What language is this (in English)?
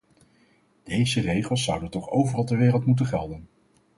Dutch